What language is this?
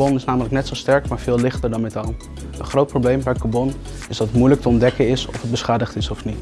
Dutch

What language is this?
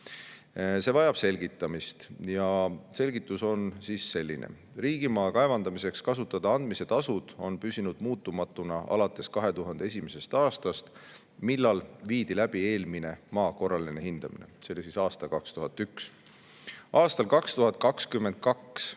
Estonian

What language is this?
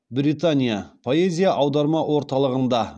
Kazakh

